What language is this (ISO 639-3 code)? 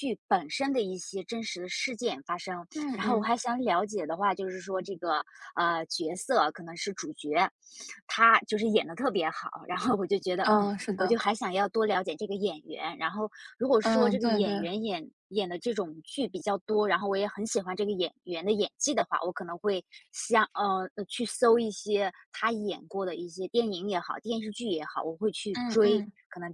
zho